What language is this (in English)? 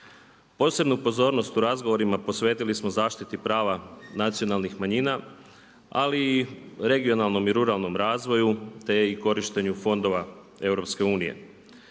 Croatian